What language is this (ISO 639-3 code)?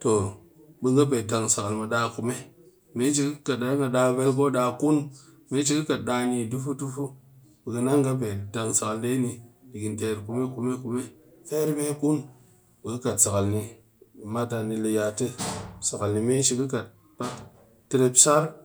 cky